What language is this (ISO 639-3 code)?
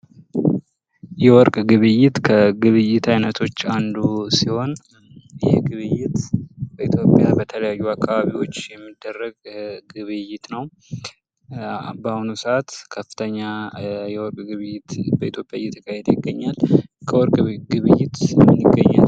amh